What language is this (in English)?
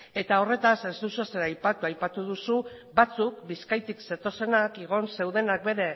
Basque